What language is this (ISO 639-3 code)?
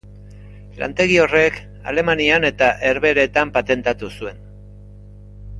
eus